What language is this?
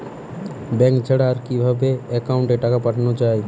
Bangla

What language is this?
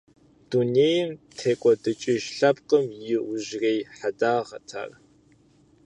Kabardian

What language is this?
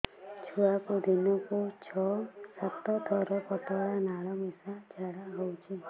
Odia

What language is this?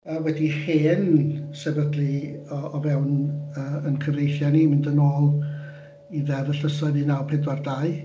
Welsh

